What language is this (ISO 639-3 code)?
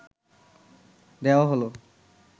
ben